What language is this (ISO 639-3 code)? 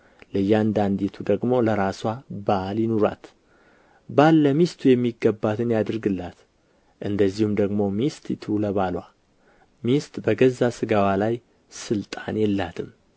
amh